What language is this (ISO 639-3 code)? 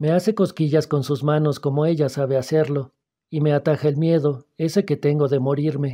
spa